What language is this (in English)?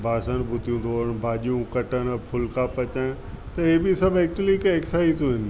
Sindhi